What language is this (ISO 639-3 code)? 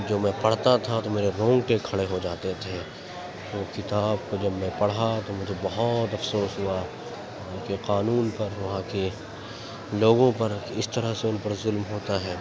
urd